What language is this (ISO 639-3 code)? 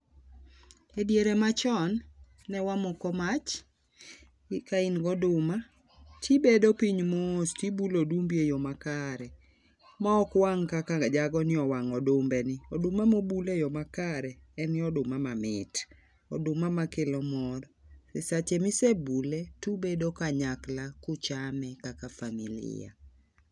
luo